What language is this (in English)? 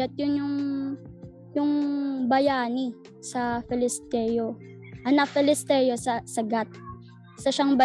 Filipino